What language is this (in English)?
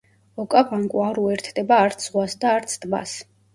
Georgian